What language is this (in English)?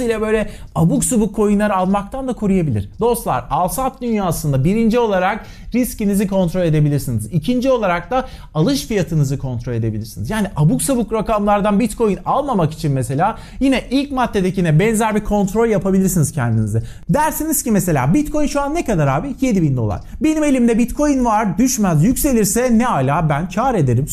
Turkish